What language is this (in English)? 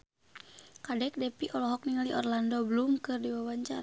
Sundanese